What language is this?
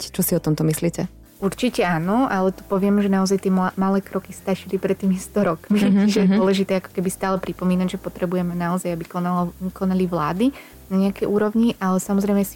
Slovak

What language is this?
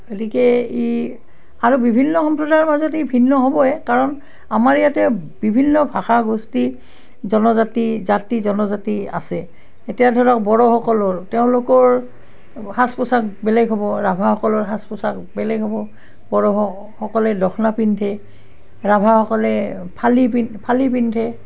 Assamese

